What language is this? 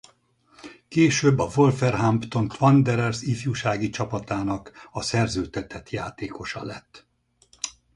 Hungarian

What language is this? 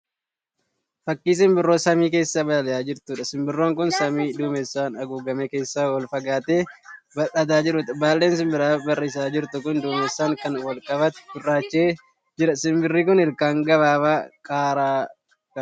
Oromo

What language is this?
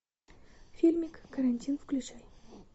Russian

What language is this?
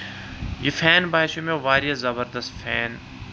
Kashmiri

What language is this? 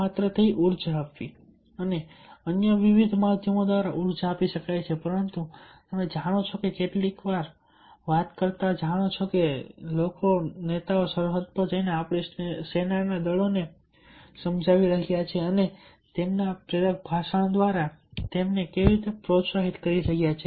Gujarati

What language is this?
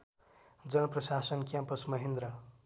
Nepali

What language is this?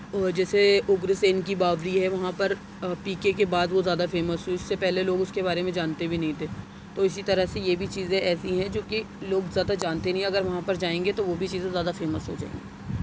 Urdu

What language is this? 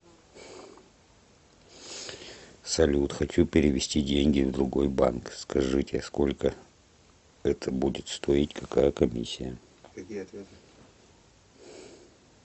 Russian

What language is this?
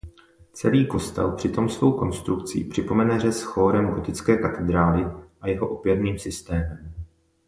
Czech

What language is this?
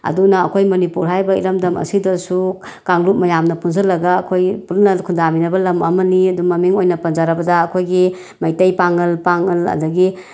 Manipuri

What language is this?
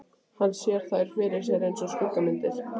Icelandic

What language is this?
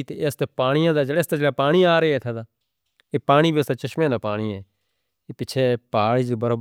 Northern Hindko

